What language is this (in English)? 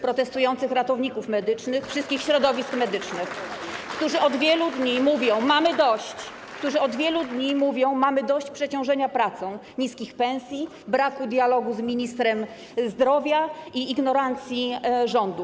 Polish